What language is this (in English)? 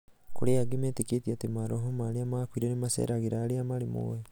Kikuyu